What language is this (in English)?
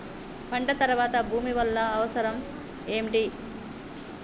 Telugu